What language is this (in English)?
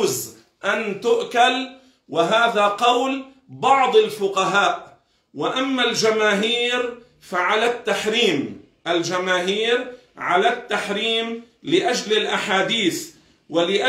Arabic